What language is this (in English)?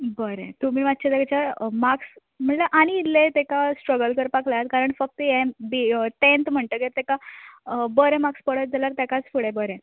Konkani